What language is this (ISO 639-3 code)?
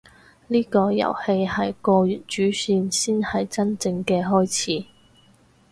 yue